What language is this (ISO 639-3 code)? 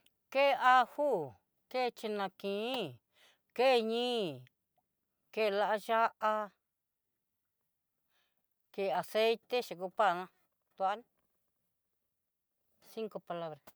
mxy